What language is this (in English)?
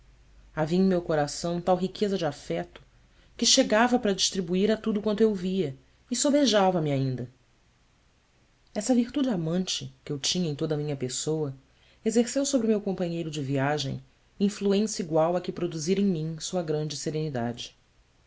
Portuguese